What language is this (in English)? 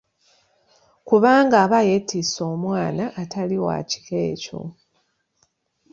Ganda